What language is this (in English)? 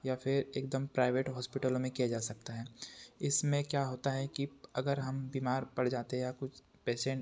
Hindi